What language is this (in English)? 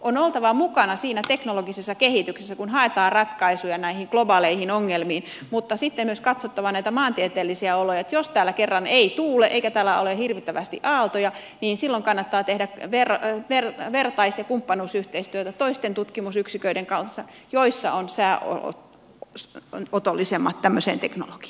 Finnish